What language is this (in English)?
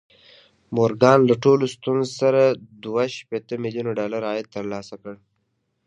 Pashto